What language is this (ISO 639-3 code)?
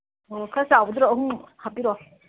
mni